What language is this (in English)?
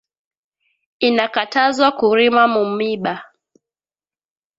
Swahili